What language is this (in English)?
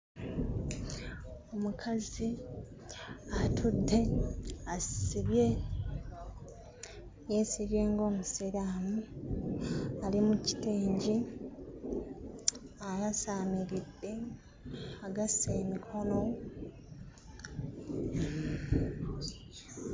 Ganda